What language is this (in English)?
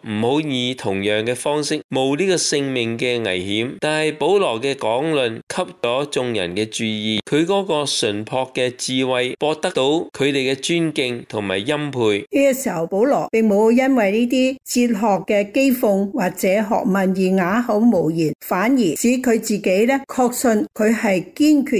Chinese